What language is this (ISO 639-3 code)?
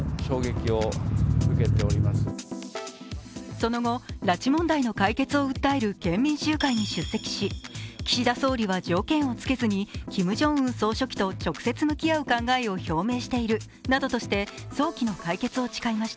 jpn